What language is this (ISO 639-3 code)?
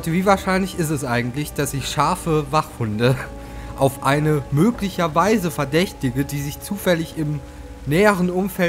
deu